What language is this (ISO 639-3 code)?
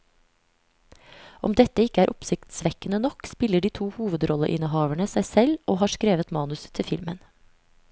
nor